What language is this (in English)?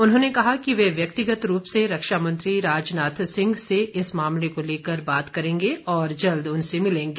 Hindi